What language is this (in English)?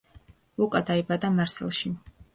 Georgian